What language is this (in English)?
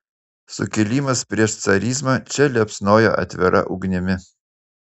Lithuanian